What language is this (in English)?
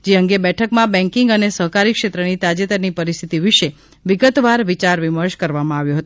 Gujarati